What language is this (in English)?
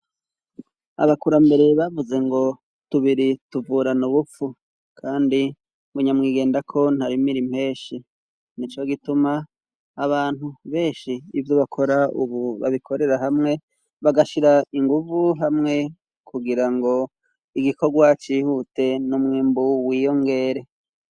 Rundi